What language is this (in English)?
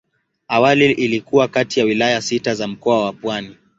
Swahili